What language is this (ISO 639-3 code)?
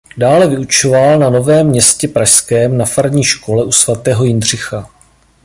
ces